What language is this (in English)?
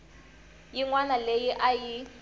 Tsonga